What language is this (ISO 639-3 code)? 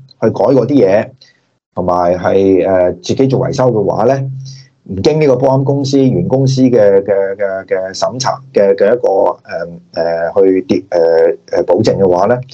zho